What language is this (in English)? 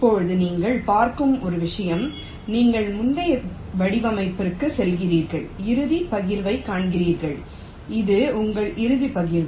Tamil